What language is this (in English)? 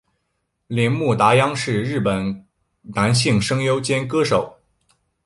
Chinese